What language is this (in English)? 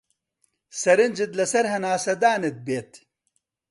Central Kurdish